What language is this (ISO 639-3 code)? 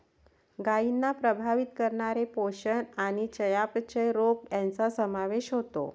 mar